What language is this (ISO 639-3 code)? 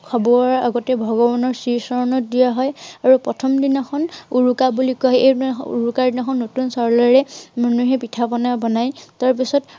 asm